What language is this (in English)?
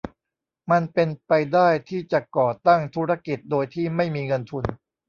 Thai